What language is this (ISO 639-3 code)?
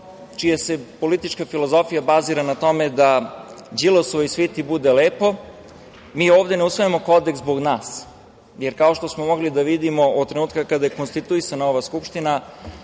srp